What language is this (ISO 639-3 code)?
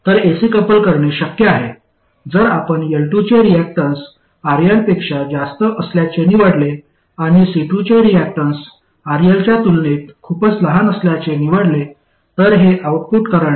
mar